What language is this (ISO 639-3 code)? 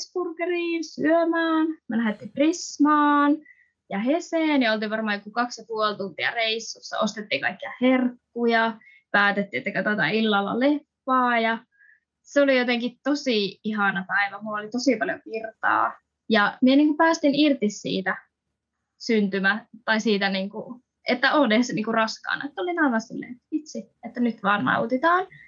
fin